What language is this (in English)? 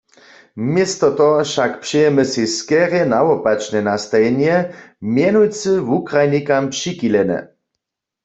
Upper Sorbian